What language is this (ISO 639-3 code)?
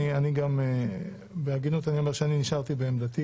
heb